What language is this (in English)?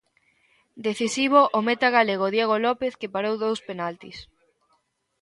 Galician